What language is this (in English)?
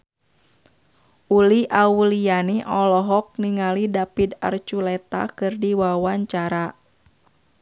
Sundanese